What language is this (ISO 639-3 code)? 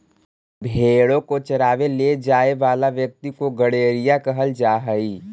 mag